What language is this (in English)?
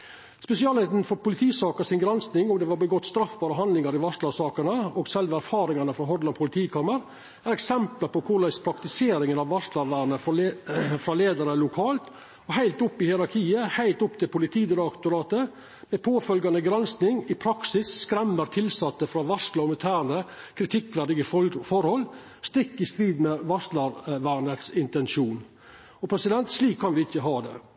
Norwegian Nynorsk